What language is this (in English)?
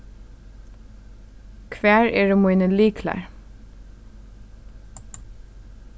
Faroese